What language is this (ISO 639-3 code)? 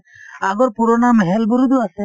asm